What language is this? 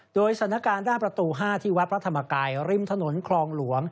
Thai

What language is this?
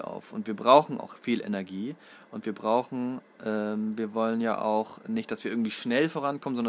German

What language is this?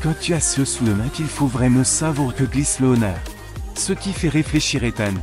French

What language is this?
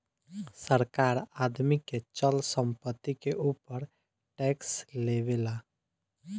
Bhojpuri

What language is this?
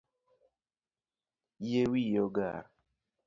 Luo (Kenya and Tanzania)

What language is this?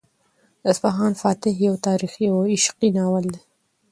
Pashto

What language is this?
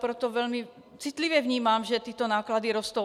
Czech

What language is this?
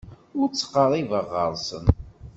Kabyle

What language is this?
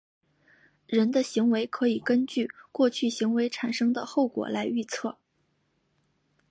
Chinese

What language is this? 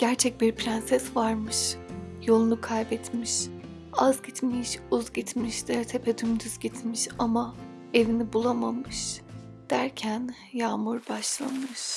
Turkish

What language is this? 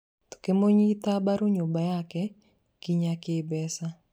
Kikuyu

